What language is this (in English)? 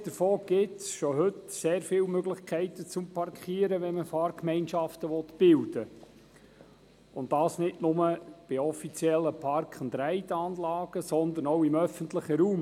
Swiss German